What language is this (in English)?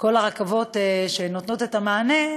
Hebrew